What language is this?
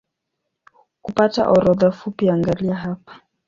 Swahili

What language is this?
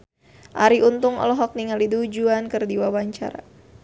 Sundanese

